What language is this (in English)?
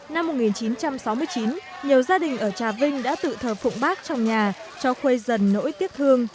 Vietnamese